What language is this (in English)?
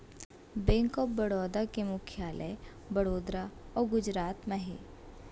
Chhattisgarhi